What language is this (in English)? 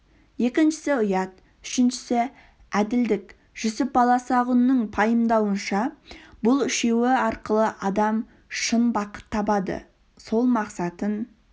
Kazakh